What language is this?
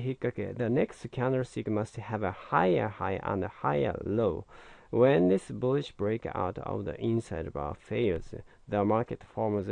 English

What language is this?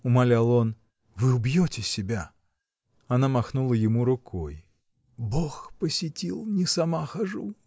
Russian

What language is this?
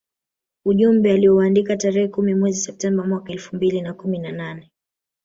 Swahili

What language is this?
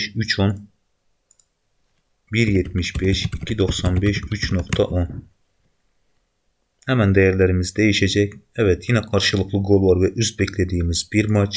Turkish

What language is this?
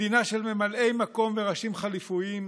Hebrew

